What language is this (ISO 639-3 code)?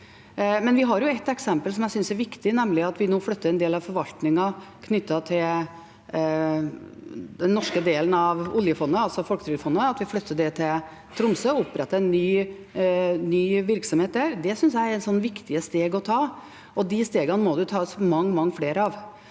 nor